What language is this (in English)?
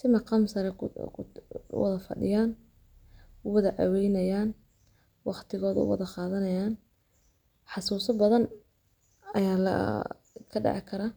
Somali